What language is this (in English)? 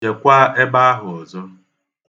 Igbo